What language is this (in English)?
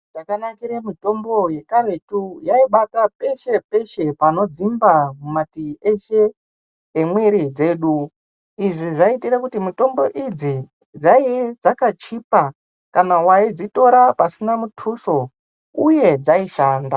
Ndau